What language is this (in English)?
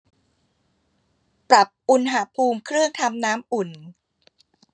Thai